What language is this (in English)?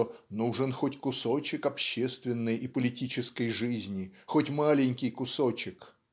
Russian